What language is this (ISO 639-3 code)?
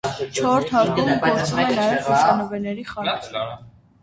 hye